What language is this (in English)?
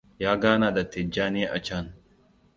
Hausa